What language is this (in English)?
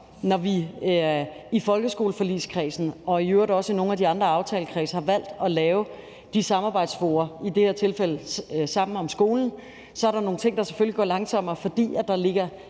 Danish